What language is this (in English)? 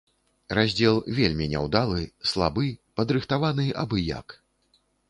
Belarusian